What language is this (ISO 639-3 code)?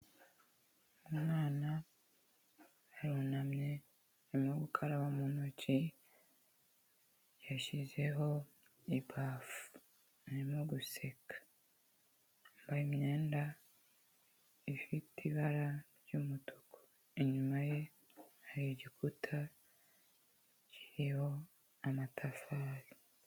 kin